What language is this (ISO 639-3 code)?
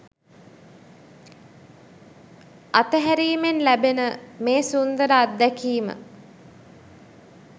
sin